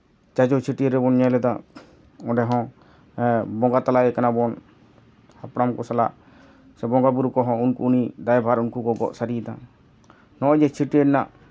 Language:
Santali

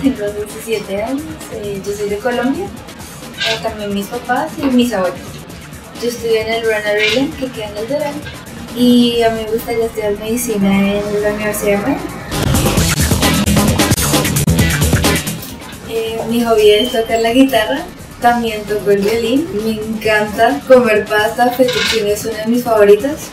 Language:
Spanish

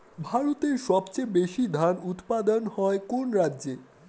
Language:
Bangla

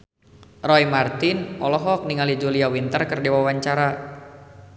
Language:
Sundanese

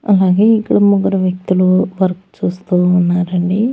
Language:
Telugu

